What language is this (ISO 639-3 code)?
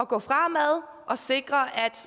dan